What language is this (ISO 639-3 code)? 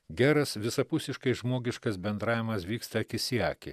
lit